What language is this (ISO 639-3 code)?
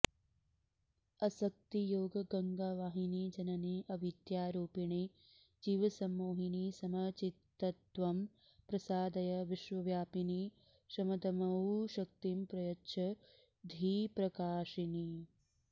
san